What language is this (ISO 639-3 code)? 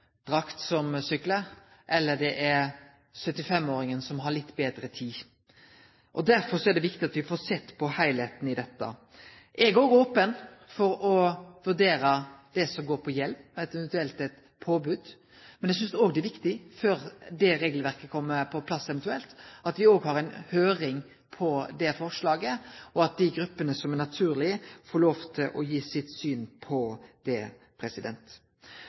nno